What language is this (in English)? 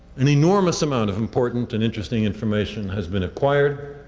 English